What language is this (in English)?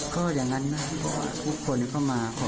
Thai